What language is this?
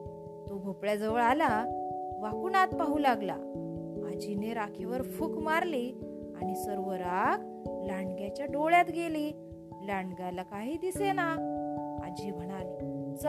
Marathi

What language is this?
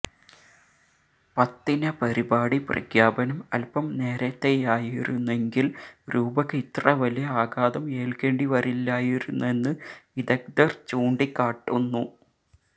Malayalam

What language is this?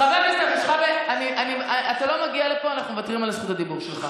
Hebrew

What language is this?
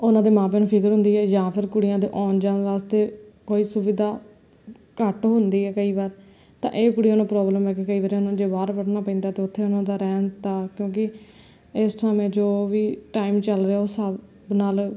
Punjabi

